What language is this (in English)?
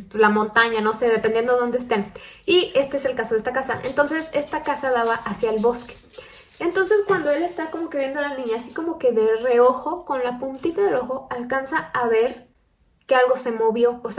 Spanish